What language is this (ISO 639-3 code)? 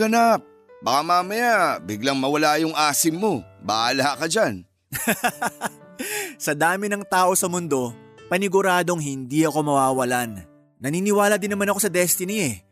fil